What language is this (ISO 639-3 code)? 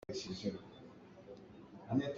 cnh